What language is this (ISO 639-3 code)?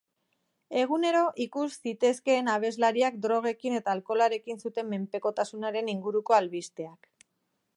eus